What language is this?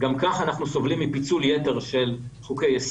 Hebrew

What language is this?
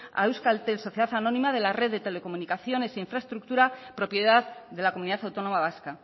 Spanish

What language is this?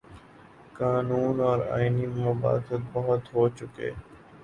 Urdu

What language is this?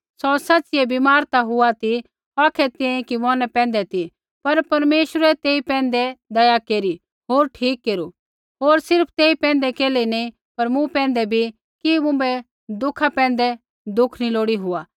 Kullu Pahari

